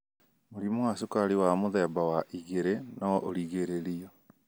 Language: Kikuyu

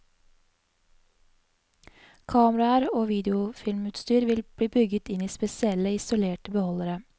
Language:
Norwegian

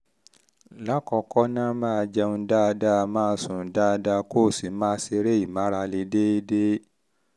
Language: Yoruba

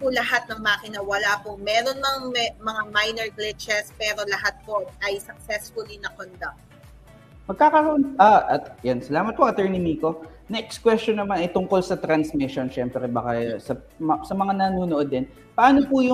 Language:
Filipino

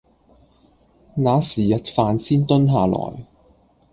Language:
Cantonese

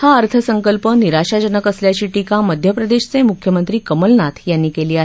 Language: Marathi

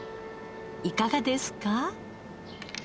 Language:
Japanese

